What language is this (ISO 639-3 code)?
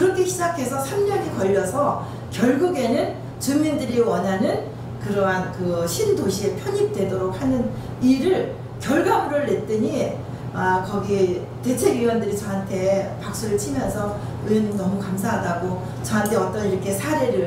kor